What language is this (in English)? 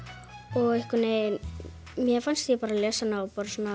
Icelandic